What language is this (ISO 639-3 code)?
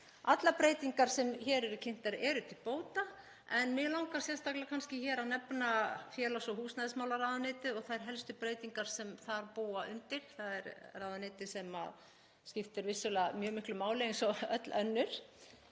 isl